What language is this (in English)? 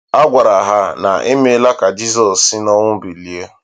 Igbo